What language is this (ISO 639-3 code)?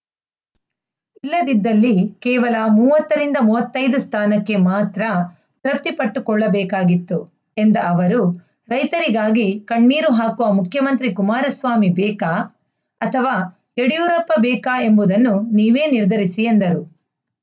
kan